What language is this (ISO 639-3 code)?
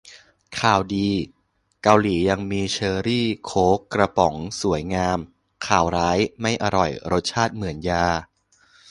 tha